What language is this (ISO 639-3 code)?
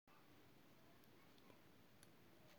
pcm